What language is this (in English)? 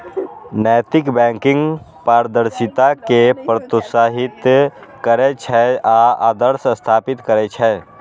Maithili